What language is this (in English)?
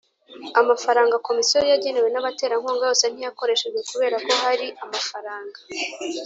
Kinyarwanda